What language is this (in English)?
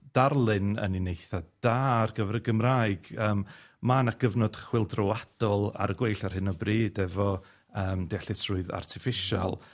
Welsh